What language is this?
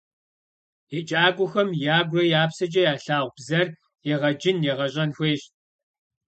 Kabardian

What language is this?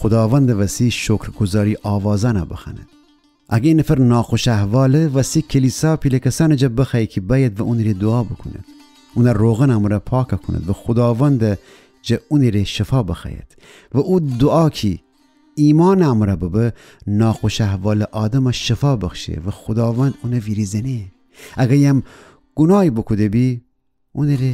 Persian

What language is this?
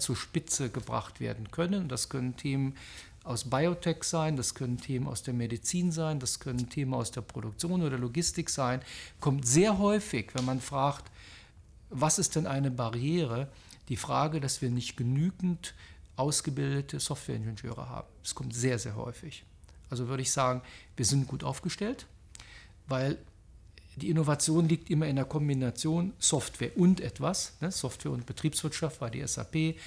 German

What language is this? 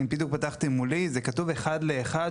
Hebrew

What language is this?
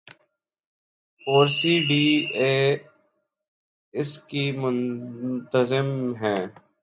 Urdu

